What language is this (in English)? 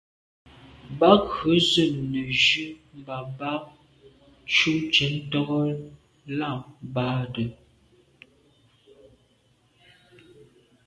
Medumba